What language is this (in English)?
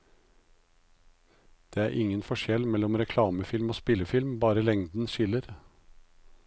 Norwegian